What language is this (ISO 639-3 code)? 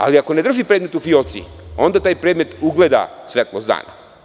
srp